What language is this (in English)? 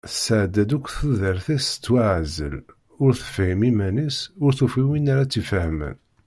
Kabyle